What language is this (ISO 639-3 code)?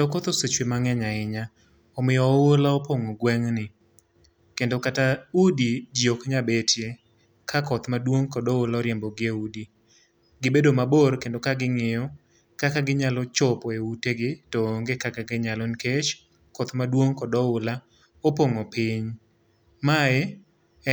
luo